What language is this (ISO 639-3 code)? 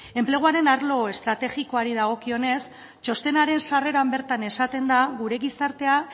eus